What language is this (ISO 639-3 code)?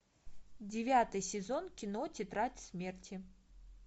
rus